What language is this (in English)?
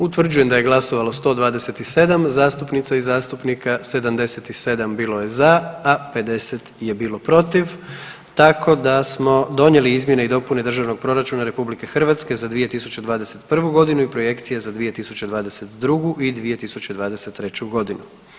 Croatian